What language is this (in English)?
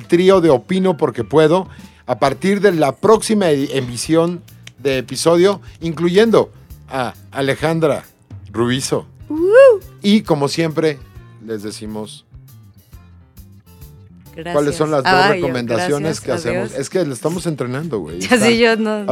Spanish